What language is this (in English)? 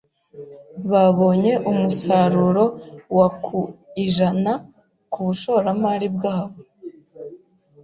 Kinyarwanda